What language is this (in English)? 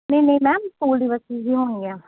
Punjabi